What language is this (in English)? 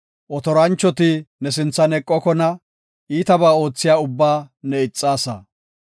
Gofa